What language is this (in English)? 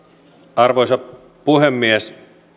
Finnish